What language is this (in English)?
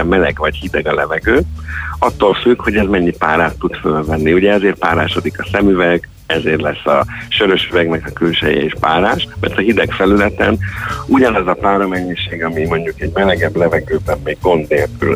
Hungarian